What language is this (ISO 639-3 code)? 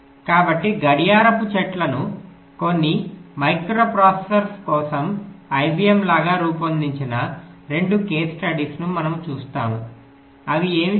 tel